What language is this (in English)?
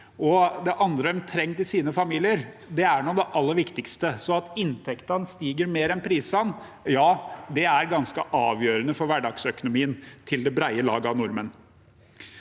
Norwegian